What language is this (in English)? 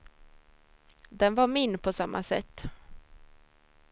Swedish